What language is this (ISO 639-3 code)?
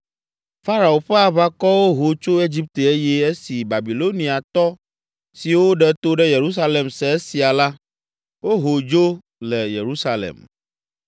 ewe